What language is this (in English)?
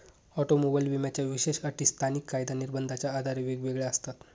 Marathi